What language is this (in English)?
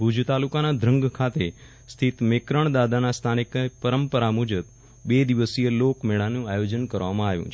Gujarati